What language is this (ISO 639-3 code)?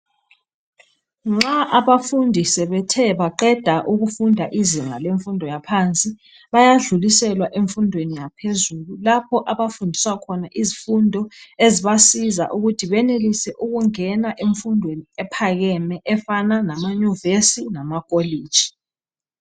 nde